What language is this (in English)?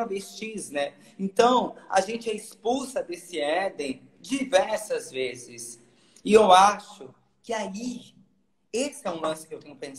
Portuguese